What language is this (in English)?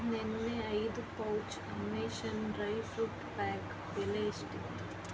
Kannada